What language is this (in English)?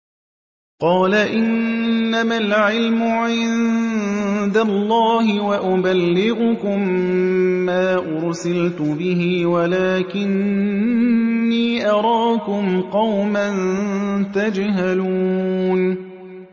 Arabic